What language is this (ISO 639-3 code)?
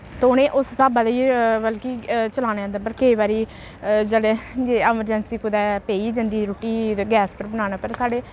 doi